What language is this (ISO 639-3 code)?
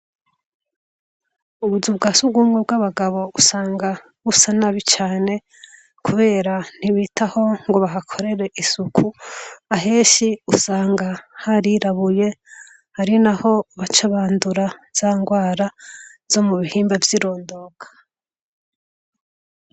run